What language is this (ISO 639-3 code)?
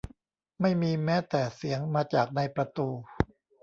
tha